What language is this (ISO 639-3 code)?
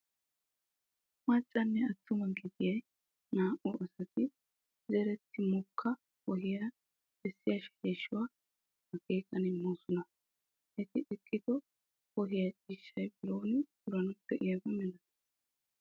wal